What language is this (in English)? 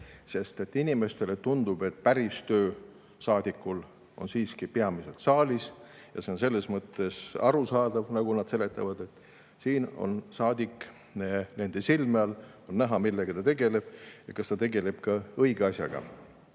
Estonian